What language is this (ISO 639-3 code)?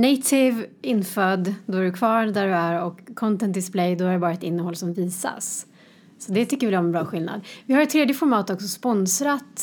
swe